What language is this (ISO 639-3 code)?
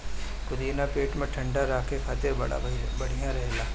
bho